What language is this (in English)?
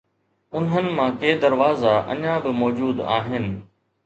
Sindhi